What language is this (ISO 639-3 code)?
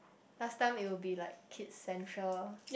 eng